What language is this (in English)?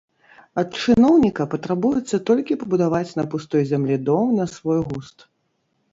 Belarusian